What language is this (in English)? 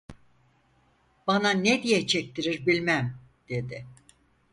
Turkish